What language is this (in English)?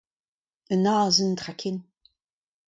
Breton